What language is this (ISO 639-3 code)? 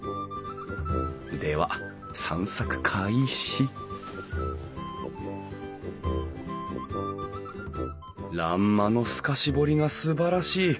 jpn